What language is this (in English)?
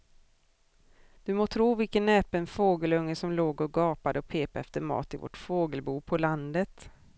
Swedish